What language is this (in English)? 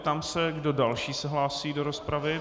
Czech